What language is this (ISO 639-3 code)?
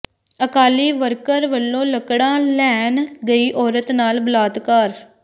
pan